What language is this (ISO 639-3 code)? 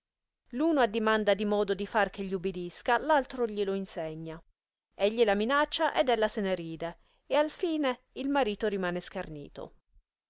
ita